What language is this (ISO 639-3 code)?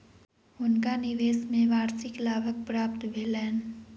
mai